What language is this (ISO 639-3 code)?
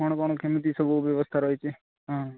ori